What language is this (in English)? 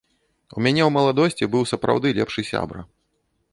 Belarusian